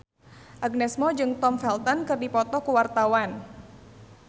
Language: Sundanese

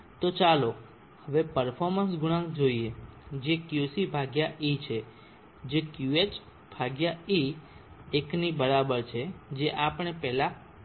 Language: Gujarati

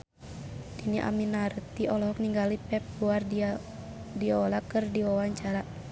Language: Sundanese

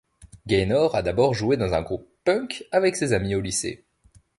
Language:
French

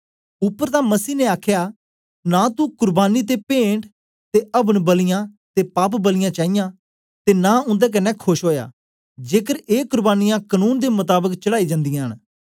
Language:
Dogri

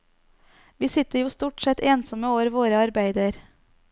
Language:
Norwegian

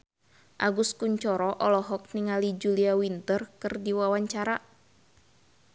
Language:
Sundanese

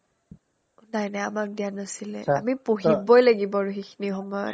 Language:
Assamese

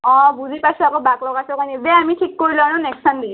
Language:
Assamese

